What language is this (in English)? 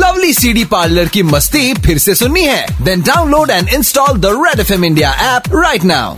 Hindi